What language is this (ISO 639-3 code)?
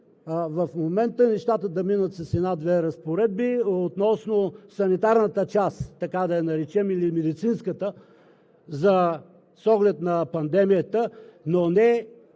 bul